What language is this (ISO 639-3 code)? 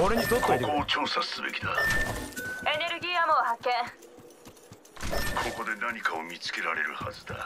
jpn